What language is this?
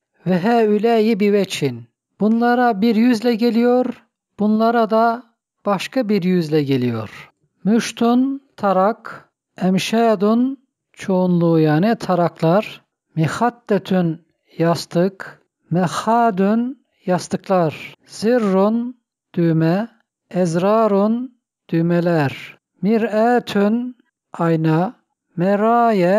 Turkish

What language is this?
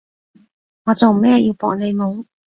Cantonese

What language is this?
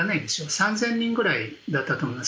Japanese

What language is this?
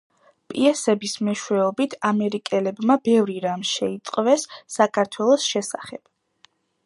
Georgian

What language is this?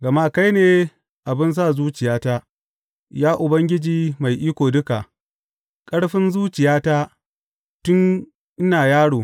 Hausa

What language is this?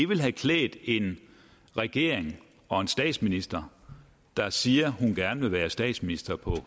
Danish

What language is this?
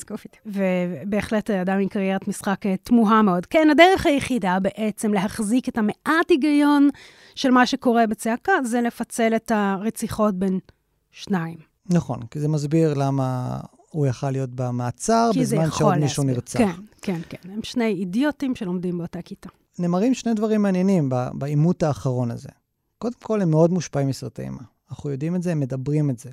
Hebrew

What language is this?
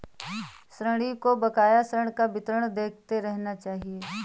Hindi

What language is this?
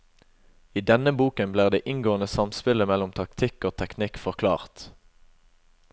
Norwegian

